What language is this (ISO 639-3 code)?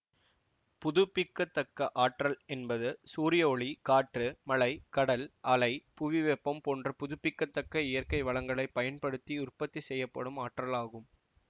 tam